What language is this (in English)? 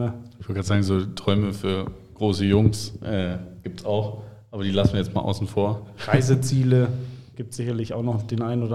German